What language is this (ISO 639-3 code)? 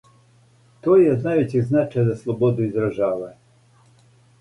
srp